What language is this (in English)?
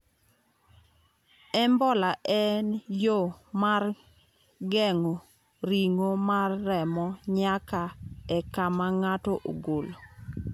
Luo (Kenya and Tanzania)